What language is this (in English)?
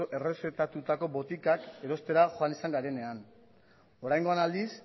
Basque